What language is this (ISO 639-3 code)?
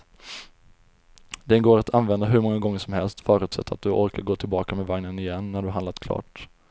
swe